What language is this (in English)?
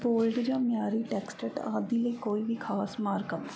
Punjabi